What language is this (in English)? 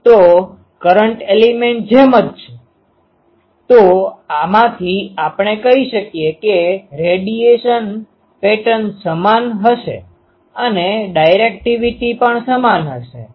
Gujarati